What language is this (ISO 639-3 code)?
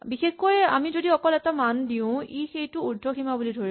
asm